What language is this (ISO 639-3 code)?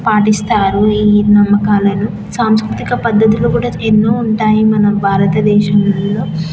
tel